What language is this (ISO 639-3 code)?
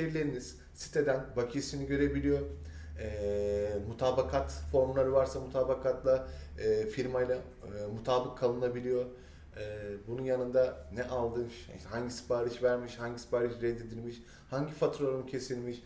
tur